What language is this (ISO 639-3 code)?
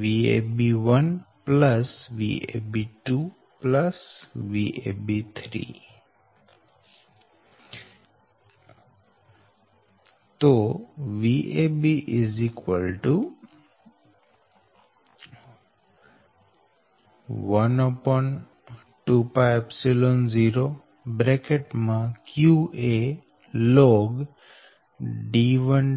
guj